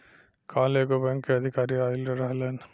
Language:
Bhojpuri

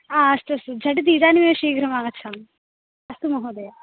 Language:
Sanskrit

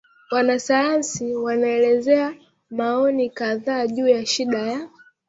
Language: Swahili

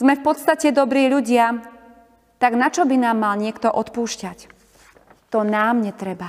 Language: Slovak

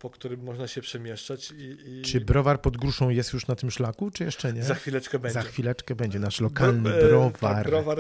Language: Polish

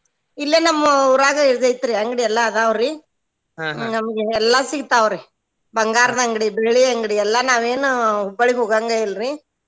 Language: Kannada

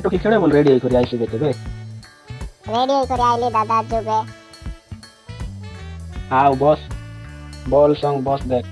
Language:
Indonesian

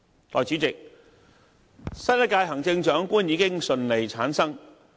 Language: Cantonese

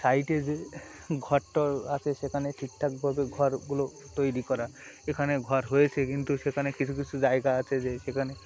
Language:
Bangla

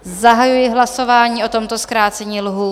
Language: Czech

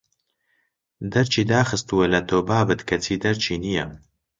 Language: Central Kurdish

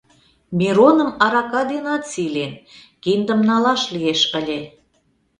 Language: Mari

